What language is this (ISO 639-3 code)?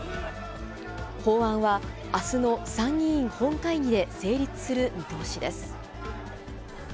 jpn